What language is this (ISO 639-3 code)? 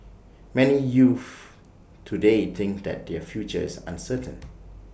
eng